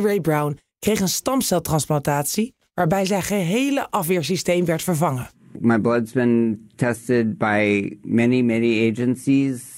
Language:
Dutch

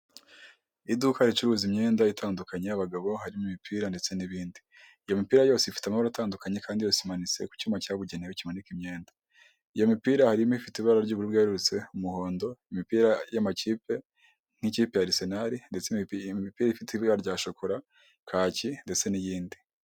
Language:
Kinyarwanda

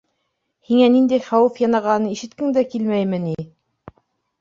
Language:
Bashkir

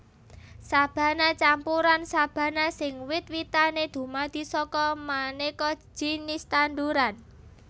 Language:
Javanese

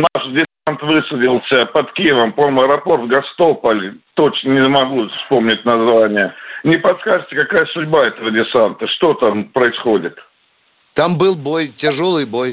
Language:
Russian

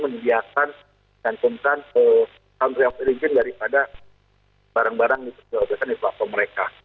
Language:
Indonesian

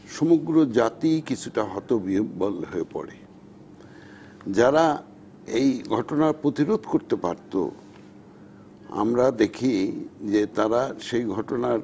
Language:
Bangla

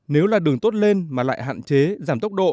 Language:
Vietnamese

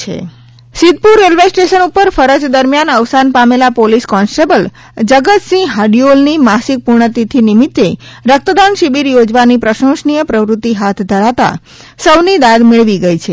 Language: Gujarati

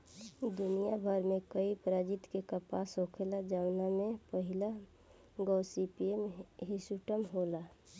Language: Bhojpuri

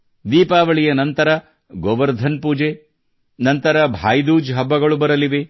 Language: Kannada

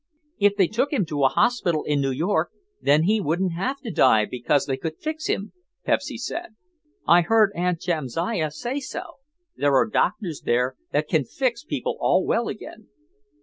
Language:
English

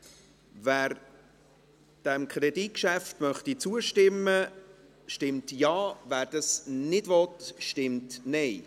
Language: Swiss German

